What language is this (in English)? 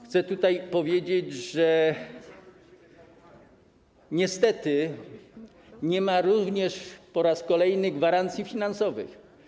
Polish